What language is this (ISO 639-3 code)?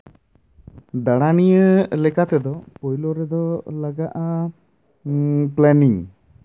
sat